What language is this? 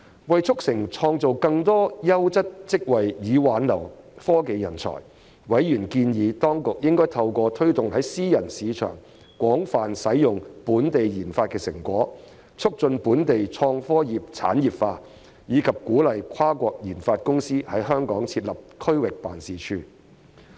Cantonese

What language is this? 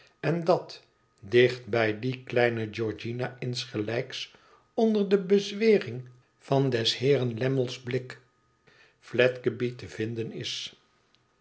Dutch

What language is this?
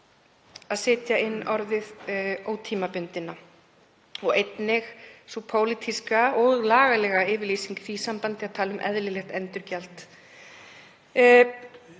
Icelandic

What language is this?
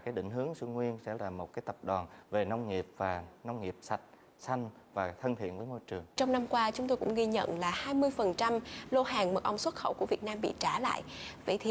Vietnamese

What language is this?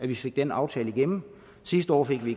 Danish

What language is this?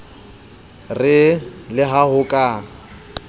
Southern Sotho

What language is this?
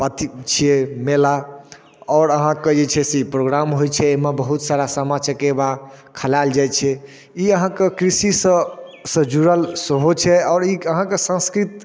Maithili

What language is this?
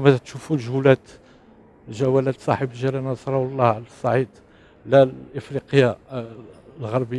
Arabic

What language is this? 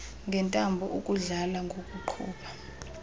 Xhosa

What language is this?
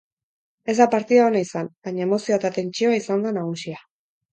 Basque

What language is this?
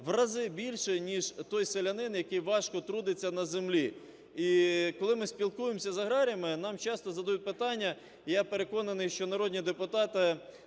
Ukrainian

